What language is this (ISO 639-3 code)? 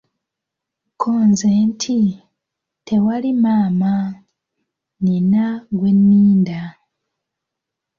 lug